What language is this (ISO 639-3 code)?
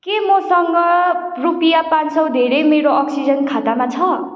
nep